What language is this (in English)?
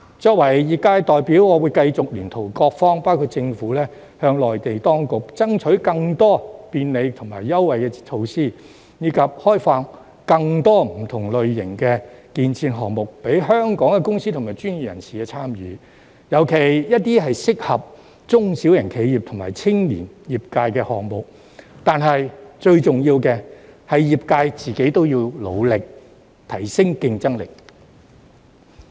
Cantonese